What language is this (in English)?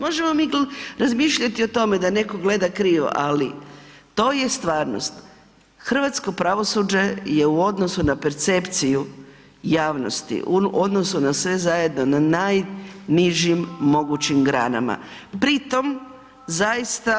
Croatian